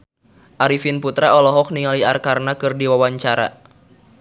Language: Sundanese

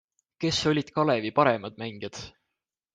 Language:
Estonian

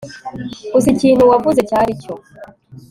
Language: Kinyarwanda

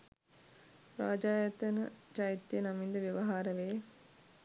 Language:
Sinhala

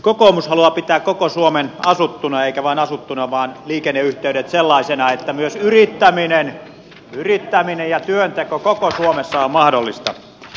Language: Finnish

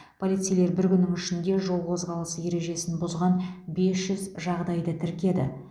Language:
Kazakh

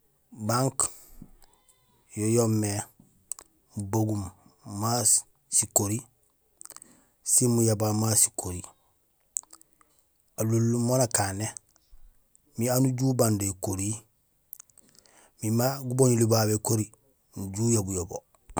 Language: Gusilay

